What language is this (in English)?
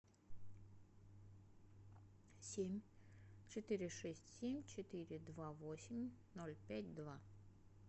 Russian